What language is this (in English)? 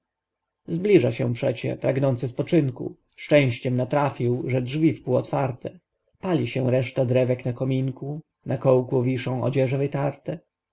Polish